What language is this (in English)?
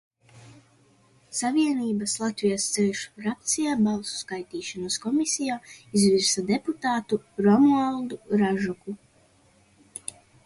Latvian